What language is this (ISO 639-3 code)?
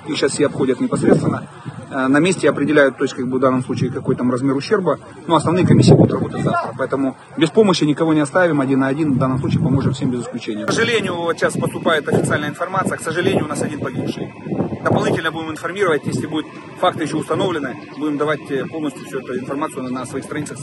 rus